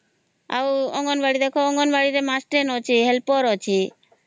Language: Odia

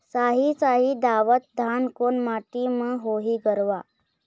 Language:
Chhattisgarhi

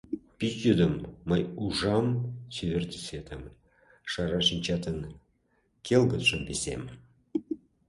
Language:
Mari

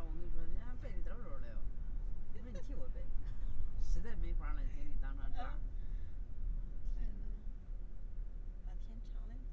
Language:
Chinese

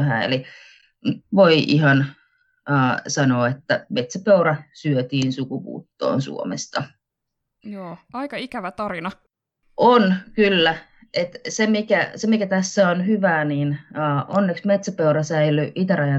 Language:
Finnish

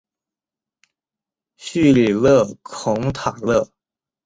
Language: Chinese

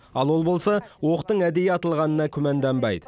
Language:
Kazakh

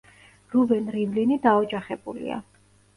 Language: Georgian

